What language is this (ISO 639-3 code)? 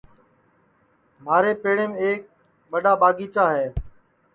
ssi